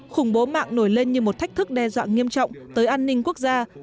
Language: Vietnamese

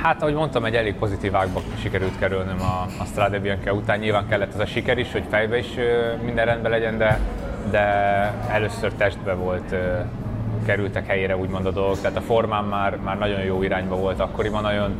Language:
Hungarian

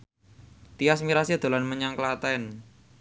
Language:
Javanese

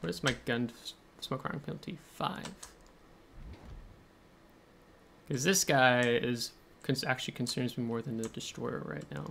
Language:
English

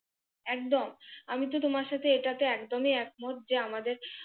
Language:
Bangla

